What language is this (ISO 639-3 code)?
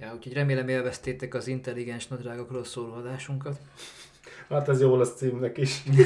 hun